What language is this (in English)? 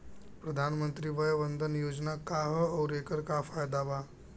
Bhojpuri